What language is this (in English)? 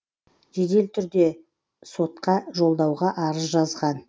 Kazakh